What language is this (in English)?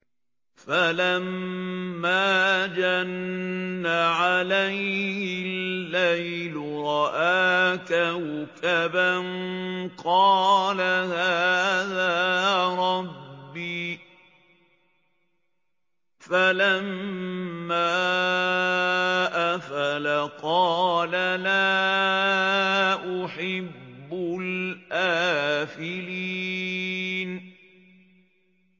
Arabic